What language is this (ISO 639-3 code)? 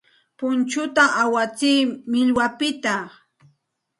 qxt